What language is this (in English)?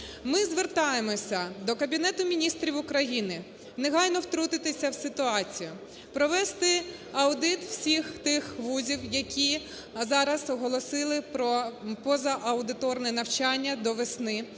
Ukrainian